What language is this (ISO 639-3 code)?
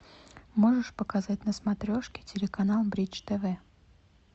rus